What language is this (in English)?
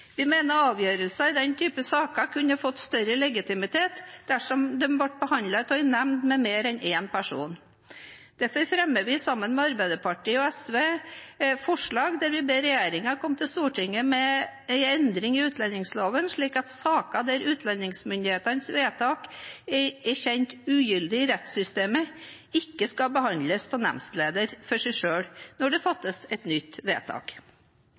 Norwegian Bokmål